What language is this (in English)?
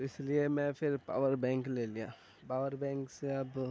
Urdu